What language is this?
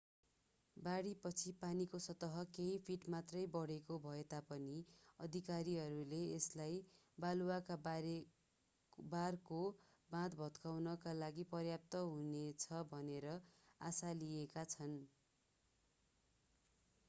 Nepali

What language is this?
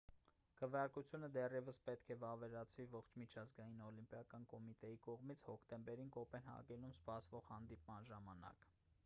Armenian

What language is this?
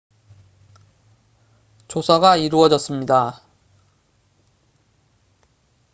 Korean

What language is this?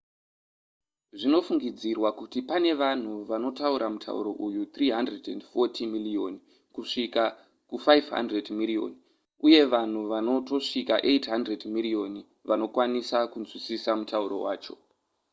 Shona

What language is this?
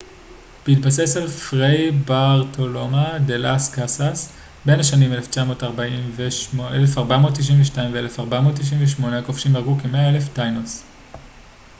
Hebrew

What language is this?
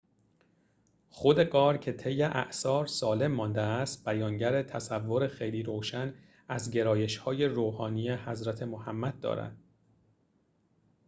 Persian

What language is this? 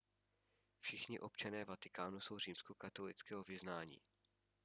Czech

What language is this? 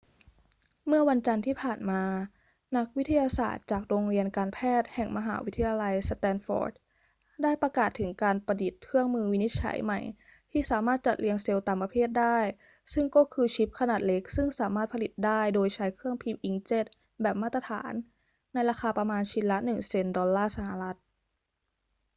Thai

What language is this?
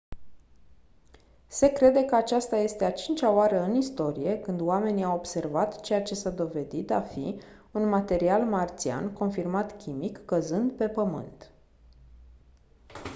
Romanian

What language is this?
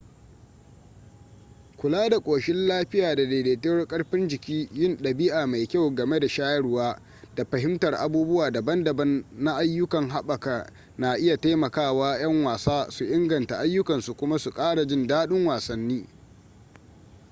Hausa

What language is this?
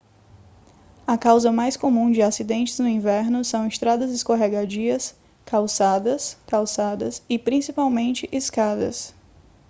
Portuguese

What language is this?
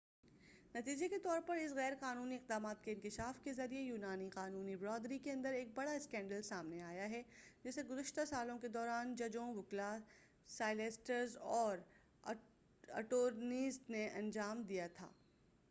Urdu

